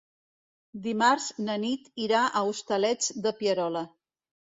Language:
Catalan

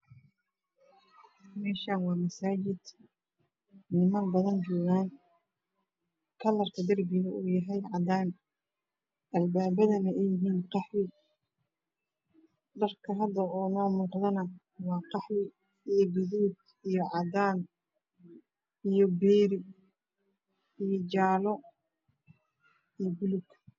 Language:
Somali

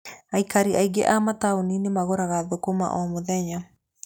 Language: Kikuyu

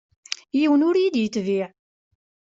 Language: Kabyle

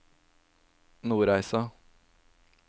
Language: Norwegian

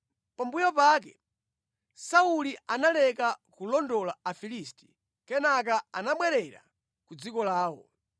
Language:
Nyanja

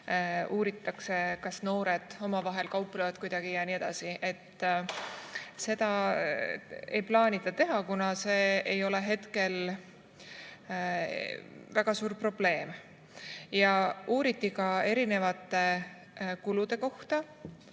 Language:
Estonian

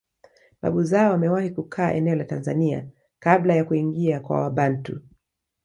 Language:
Swahili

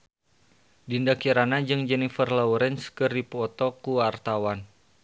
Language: Sundanese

